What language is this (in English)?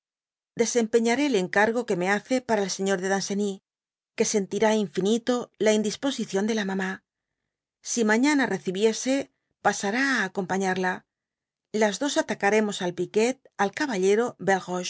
Spanish